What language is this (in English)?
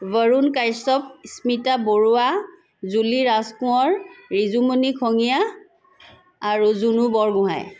Assamese